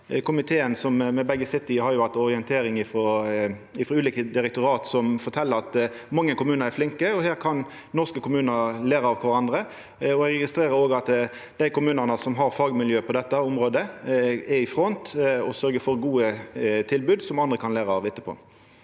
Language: Norwegian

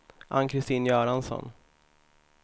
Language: Swedish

